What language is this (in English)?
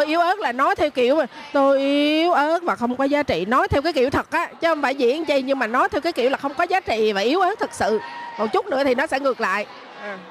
Vietnamese